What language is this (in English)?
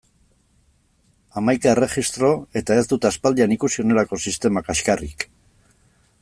Basque